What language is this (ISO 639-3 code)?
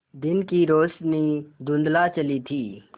hin